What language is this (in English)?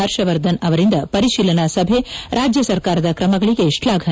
Kannada